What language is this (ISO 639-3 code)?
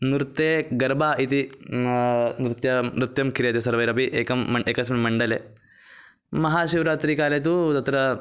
san